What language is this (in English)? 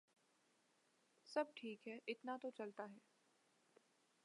Urdu